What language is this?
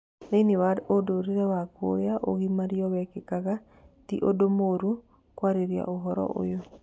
Kikuyu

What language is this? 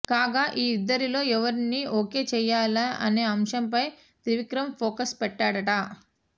Telugu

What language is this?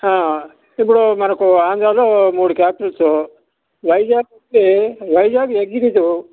Telugu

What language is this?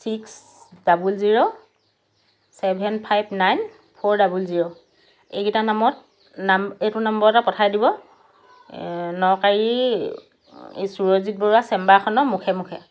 Assamese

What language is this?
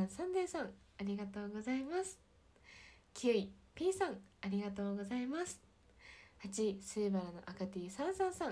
Japanese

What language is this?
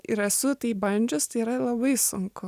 Lithuanian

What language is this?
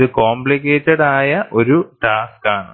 Malayalam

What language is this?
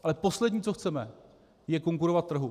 Czech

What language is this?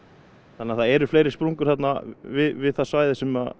Icelandic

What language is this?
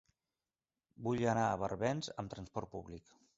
Catalan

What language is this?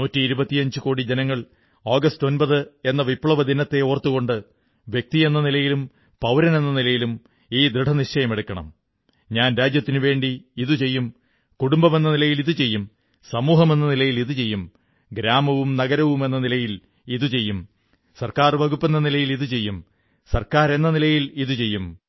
Malayalam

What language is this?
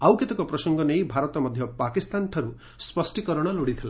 Odia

